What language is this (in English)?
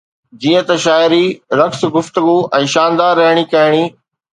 Sindhi